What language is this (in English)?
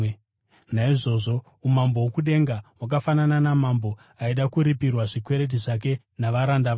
Shona